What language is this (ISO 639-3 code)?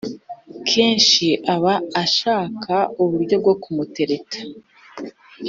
kin